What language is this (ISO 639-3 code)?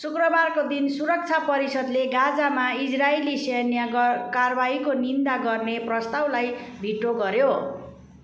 nep